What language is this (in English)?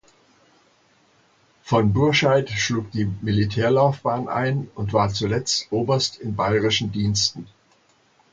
German